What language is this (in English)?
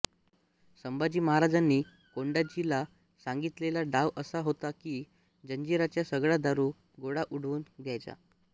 Marathi